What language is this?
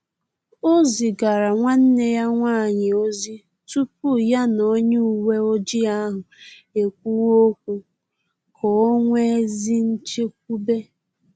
Igbo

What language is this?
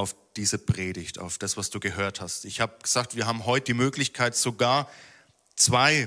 German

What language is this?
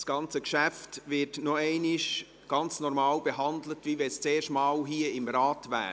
Swiss German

